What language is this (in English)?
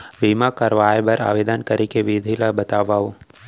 Chhattisgarhi